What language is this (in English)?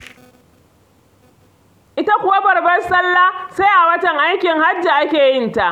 Hausa